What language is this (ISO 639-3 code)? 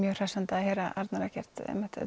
isl